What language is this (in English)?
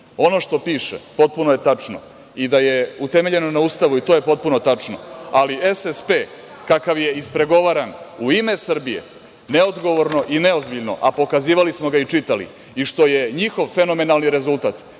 Serbian